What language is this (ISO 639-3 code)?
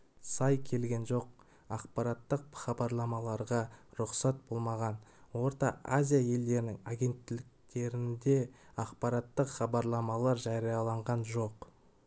kaz